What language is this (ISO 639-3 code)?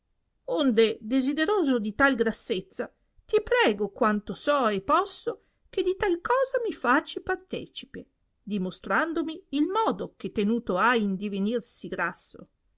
ita